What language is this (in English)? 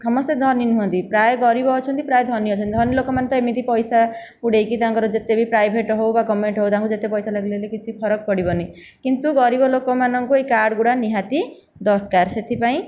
Odia